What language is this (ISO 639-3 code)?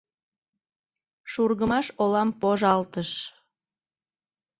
chm